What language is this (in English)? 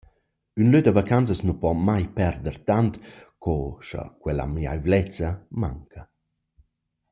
Romansh